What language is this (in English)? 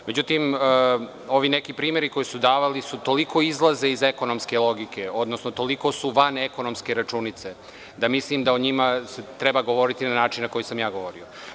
Serbian